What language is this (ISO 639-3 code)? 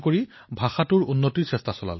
asm